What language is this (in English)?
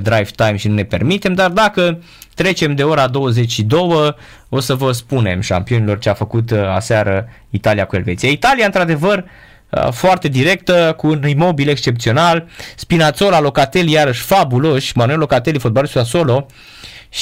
Romanian